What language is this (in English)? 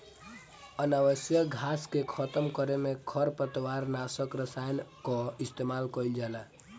Bhojpuri